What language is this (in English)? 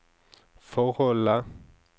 Norwegian